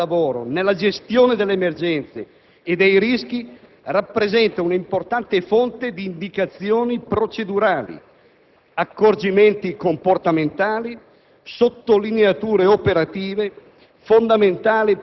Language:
Italian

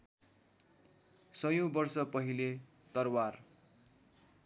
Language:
Nepali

